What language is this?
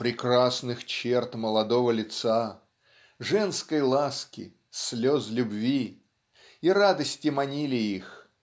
Russian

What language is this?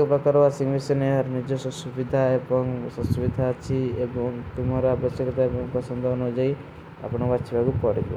Kui (India)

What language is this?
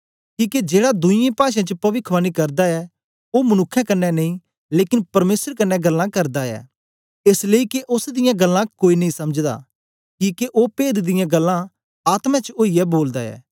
Dogri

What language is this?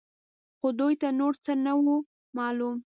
Pashto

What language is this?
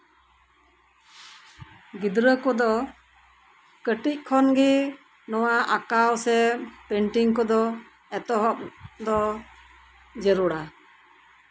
Santali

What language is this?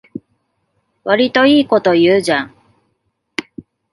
Japanese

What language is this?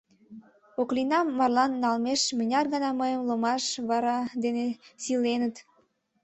Mari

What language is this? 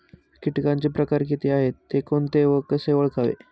Marathi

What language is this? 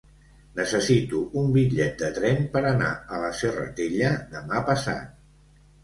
Catalan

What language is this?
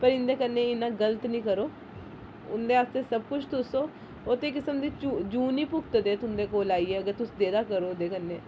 Dogri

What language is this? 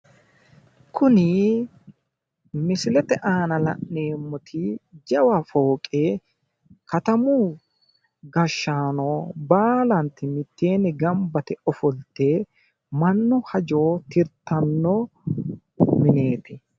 Sidamo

